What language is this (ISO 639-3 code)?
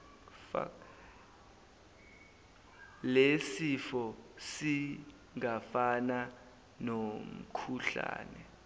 zul